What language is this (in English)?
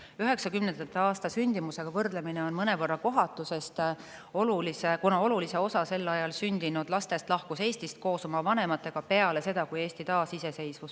Estonian